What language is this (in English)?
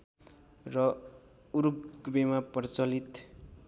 Nepali